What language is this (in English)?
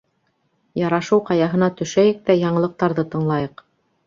Bashkir